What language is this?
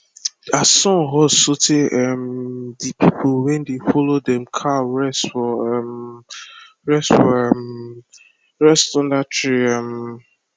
Nigerian Pidgin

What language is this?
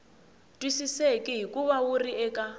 Tsonga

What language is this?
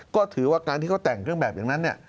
Thai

